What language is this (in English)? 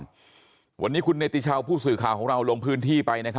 Thai